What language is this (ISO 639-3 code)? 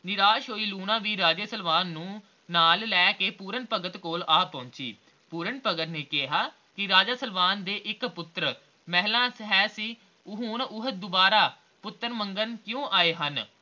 pan